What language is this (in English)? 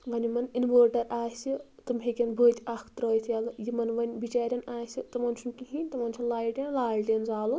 Kashmiri